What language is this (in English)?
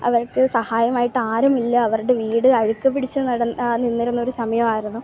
Malayalam